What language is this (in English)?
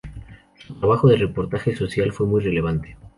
Spanish